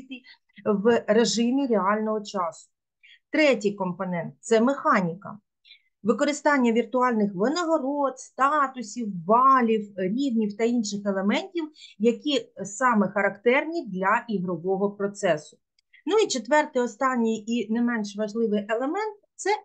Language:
Ukrainian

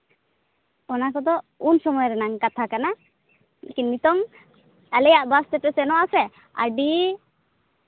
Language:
Santali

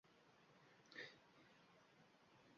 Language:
Uzbek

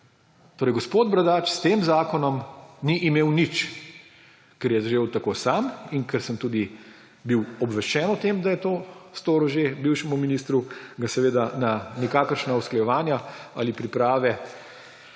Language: Slovenian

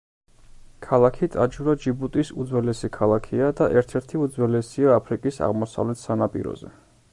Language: Georgian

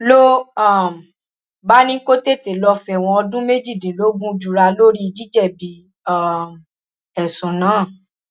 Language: Yoruba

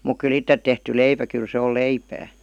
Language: Finnish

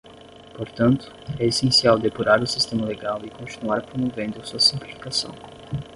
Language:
Portuguese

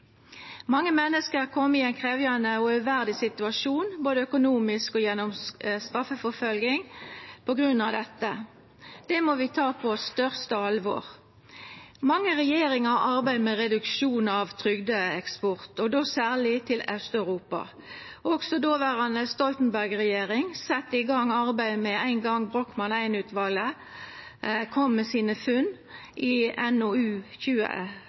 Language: Norwegian Nynorsk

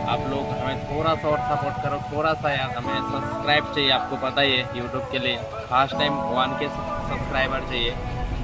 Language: Hindi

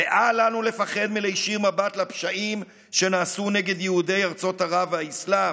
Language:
Hebrew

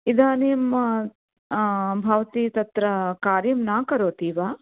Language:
Sanskrit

